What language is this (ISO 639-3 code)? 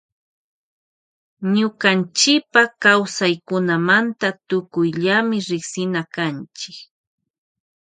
qvj